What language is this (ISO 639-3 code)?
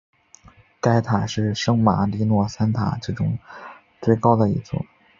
zho